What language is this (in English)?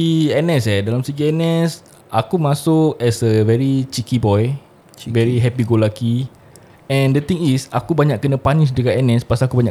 Malay